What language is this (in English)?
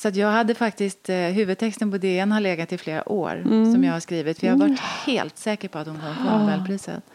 Swedish